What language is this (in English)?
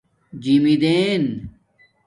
Domaaki